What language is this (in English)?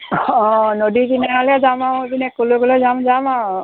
Assamese